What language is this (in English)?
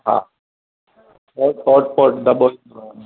Sindhi